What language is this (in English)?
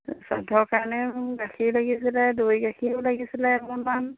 Assamese